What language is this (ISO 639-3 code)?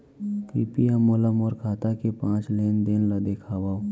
hne